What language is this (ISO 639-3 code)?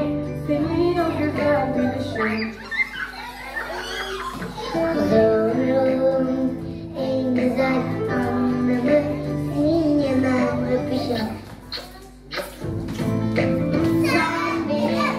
tur